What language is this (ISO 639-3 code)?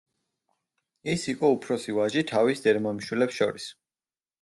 kat